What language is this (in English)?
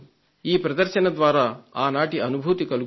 Telugu